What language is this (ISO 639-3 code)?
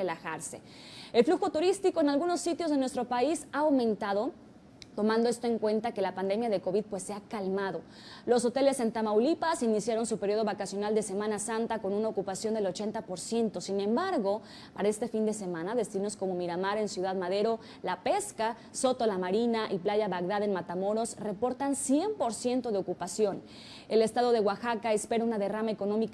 spa